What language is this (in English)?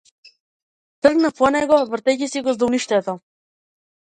Macedonian